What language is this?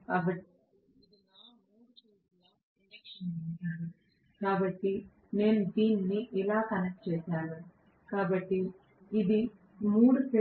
Telugu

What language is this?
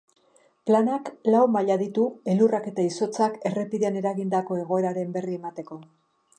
Basque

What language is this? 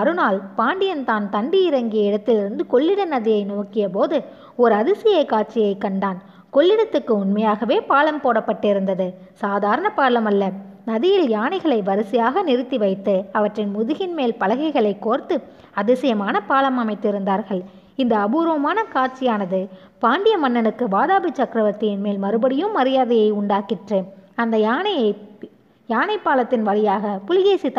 Tamil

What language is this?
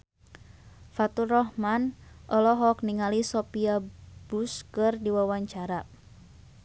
Sundanese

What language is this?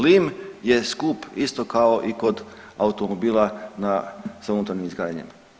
Croatian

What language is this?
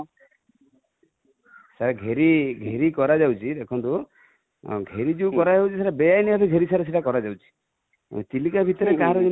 Odia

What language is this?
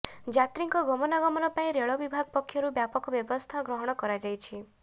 Odia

